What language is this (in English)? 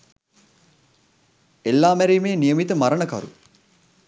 Sinhala